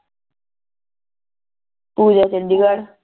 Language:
Punjabi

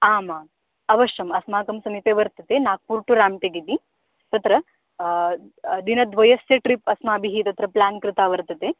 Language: Sanskrit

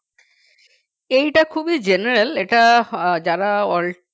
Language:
Bangla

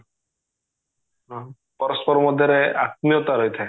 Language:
Odia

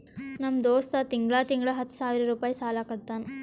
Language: Kannada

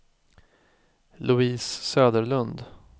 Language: Swedish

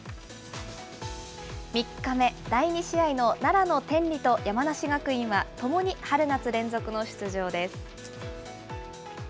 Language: Japanese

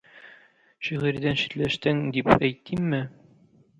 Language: Tatar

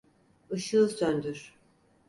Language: Turkish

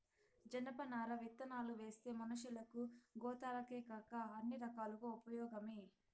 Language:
Telugu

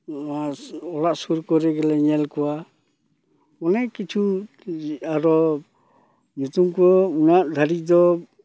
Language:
Santali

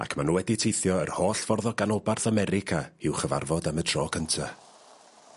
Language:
Welsh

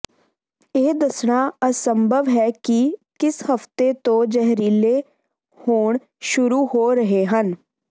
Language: Punjabi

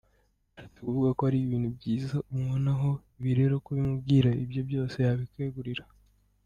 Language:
Kinyarwanda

